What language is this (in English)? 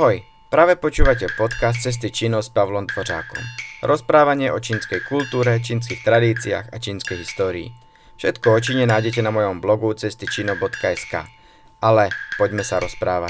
Slovak